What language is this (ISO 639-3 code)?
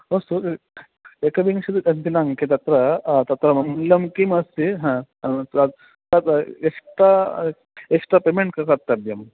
san